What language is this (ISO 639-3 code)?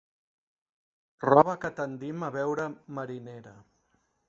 cat